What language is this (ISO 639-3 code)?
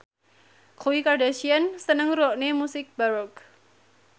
jav